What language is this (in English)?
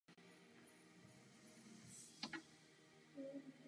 Czech